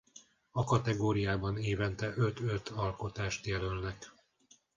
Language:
Hungarian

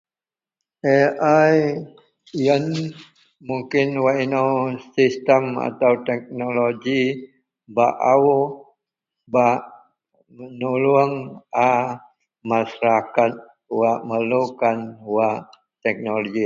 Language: Central Melanau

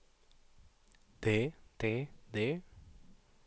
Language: Norwegian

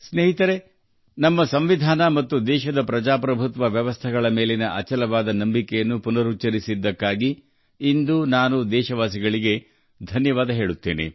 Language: Kannada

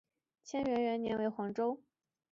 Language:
Chinese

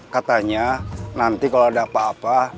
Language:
Indonesian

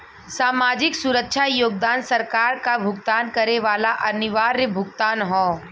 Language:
Bhojpuri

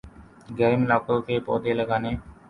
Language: Urdu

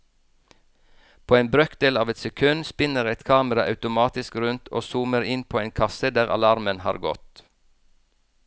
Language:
Norwegian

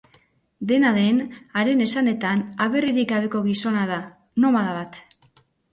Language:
Basque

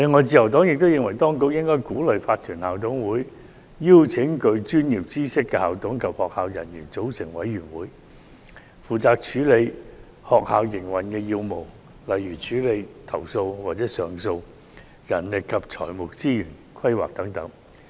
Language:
Cantonese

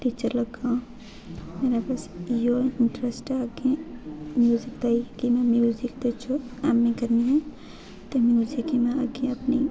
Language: Dogri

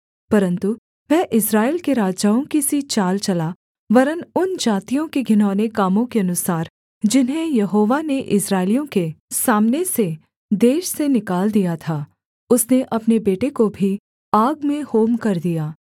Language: Hindi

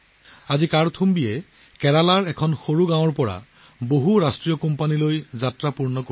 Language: Assamese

